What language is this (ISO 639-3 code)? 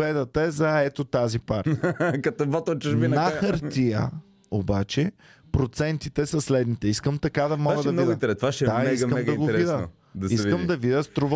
bul